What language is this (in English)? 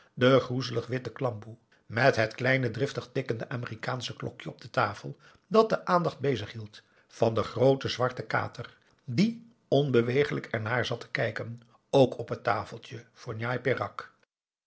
Dutch